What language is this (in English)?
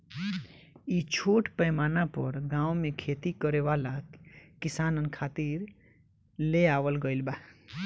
Bhojpuri